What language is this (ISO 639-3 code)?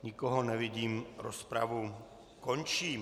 ces